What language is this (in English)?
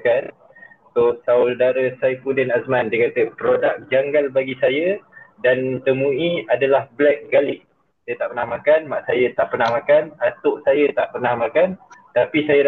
Malay